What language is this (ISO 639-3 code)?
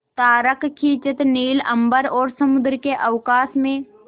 hin